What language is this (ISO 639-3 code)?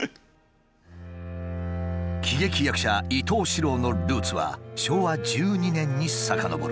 jpn